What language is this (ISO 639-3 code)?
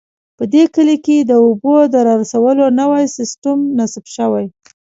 pus